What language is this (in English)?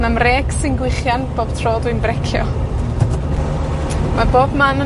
Welsh